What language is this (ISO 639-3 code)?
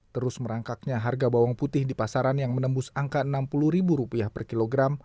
ind